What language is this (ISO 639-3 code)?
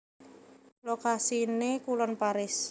jav